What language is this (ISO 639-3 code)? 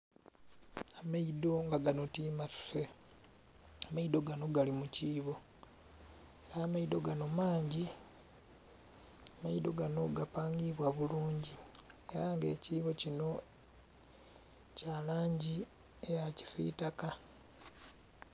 xog